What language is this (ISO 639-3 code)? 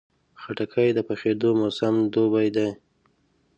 pus